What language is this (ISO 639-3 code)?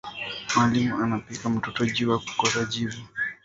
swa